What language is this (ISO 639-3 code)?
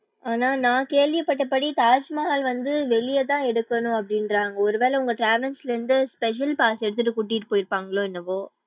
tam